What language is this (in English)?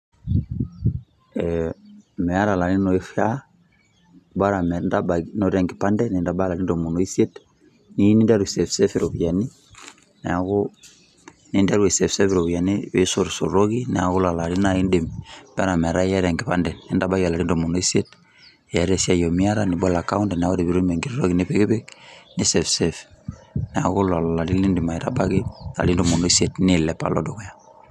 Masai